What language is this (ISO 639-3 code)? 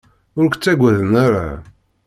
kab